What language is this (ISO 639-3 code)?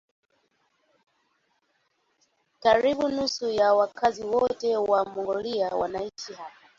swa